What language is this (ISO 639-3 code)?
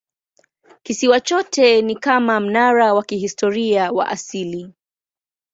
swa